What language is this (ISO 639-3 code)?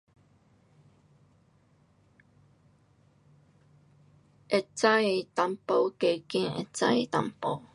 cpx